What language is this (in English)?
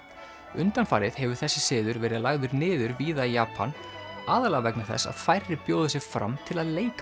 Icelandic